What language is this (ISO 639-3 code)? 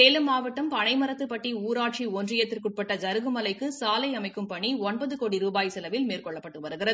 tam